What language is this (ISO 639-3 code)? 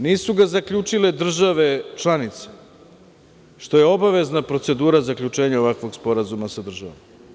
srp